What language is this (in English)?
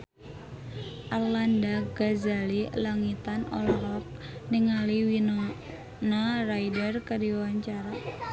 Sundanese